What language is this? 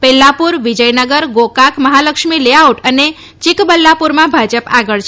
Gujarati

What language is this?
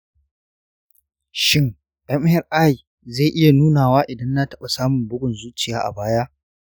Hausa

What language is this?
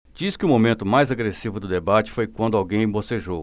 Portuguese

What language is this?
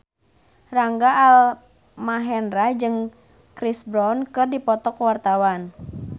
Sundanese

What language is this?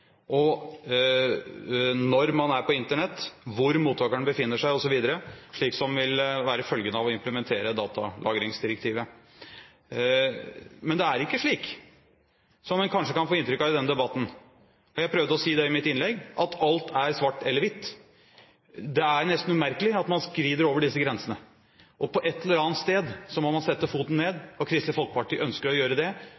Norwegian Bokmål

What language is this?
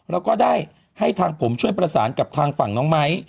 Thai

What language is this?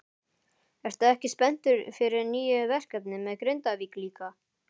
Icelandic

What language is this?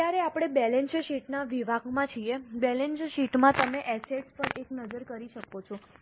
Gujarati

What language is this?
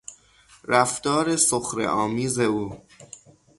Persian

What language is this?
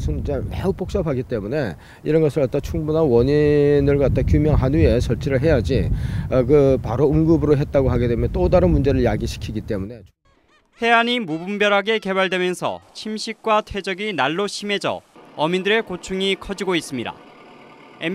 Korean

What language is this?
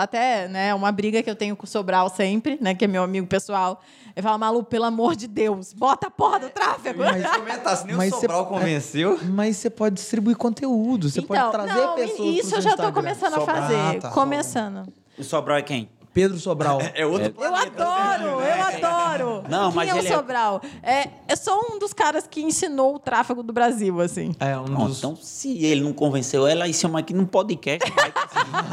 Portuguese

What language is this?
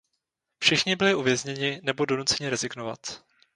Czech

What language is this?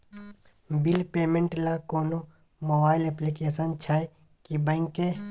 Maithili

